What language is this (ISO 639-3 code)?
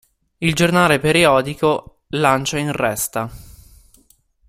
ita